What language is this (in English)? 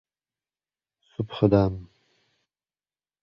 Uzbek